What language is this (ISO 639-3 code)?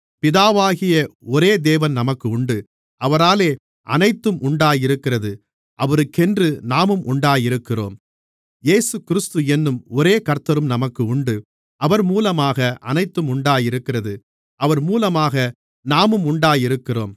tam